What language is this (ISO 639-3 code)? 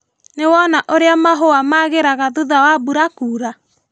kik